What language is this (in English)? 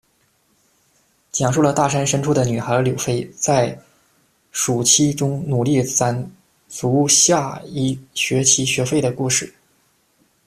Chinese